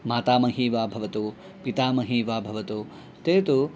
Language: Sanskrit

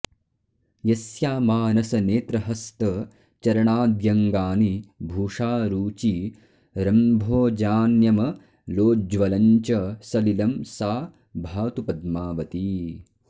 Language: Sanskrit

